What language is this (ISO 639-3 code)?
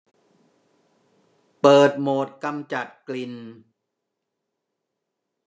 tha